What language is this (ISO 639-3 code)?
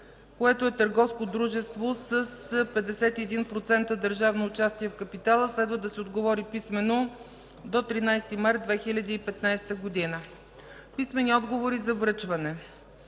bul